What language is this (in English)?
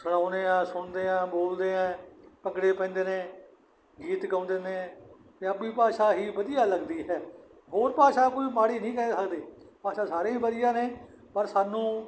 Punjabi